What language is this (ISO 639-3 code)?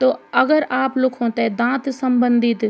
gbm